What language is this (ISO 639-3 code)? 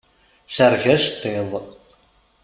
kab